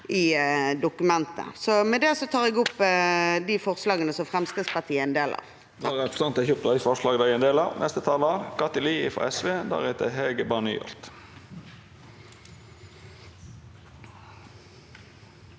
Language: Norwegian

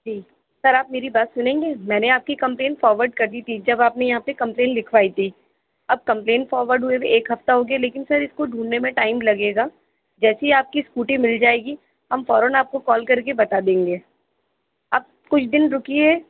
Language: Urdu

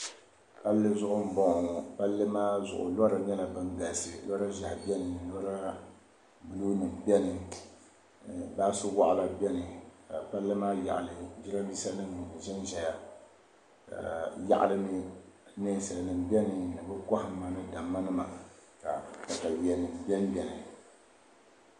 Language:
Dagbani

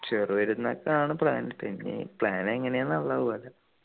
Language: Malayalam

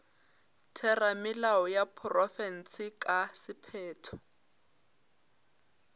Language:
Northern Sotho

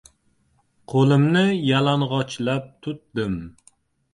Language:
Uzbek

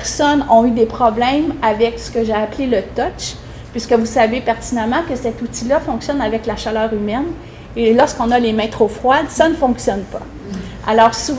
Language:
French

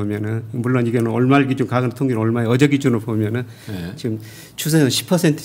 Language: Korean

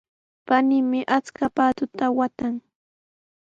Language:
Sihuas Ancash Quechua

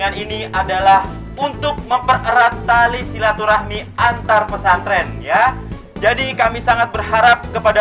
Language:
Indonesian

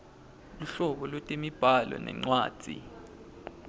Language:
Swati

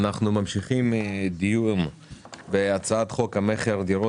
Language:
Hebrew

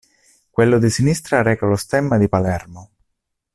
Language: Italian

